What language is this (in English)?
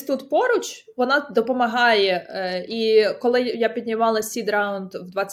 Ukrainian